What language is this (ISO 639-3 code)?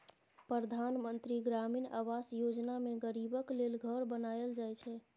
mai